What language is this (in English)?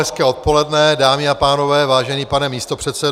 Czech